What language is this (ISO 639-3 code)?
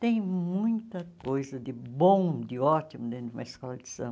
por